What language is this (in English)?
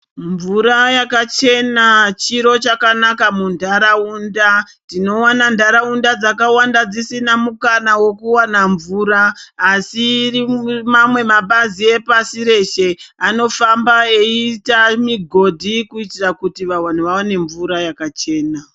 Ndau